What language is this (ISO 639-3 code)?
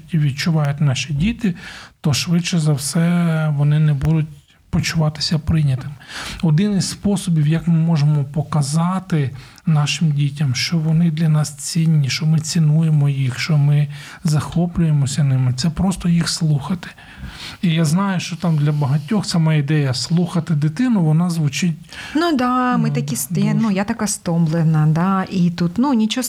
ukr